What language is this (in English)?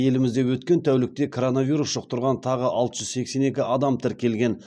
Kazakh